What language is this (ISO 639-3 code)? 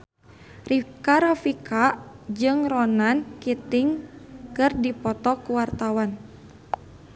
sun